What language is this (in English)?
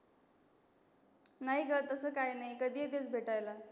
Marathi